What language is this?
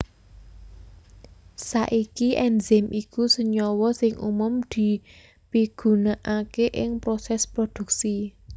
Javanese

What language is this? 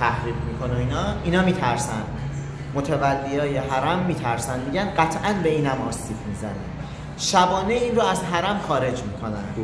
Persian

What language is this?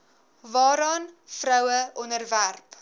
Afrikaans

